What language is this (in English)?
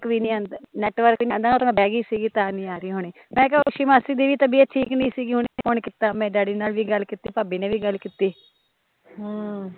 Punjabi